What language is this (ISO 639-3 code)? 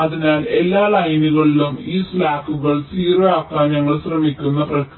mal